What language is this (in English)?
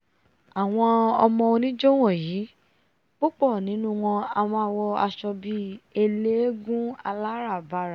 Yoruba